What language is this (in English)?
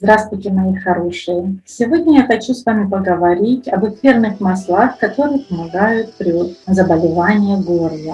Russian